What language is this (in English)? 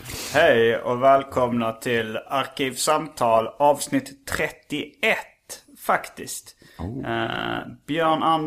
Swedish